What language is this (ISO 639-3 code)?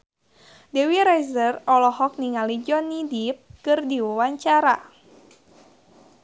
sun